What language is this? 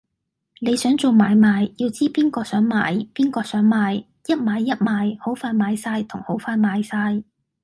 Cantonese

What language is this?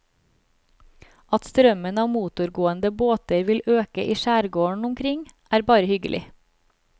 Norwegian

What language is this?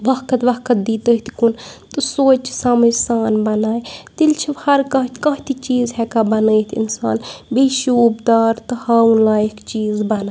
Kashmiri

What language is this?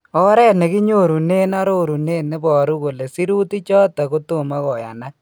Kalenjin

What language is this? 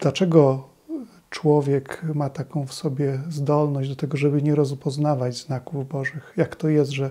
Polish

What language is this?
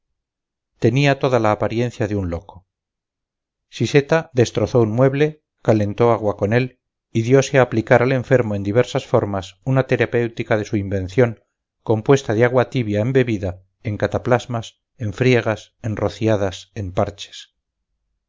Spanish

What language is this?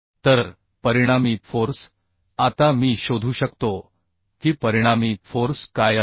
Marathi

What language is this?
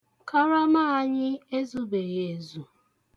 Igbo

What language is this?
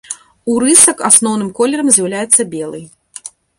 Belarusian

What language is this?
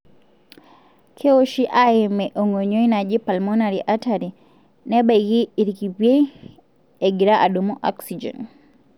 Masai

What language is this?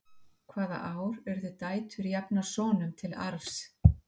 Icelandic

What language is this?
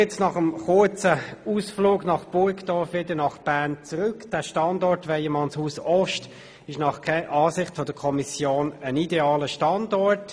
Swiss German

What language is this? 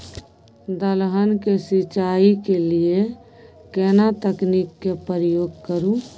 Maithili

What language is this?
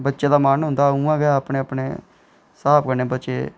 Dogri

